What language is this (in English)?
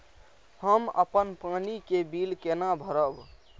Maithili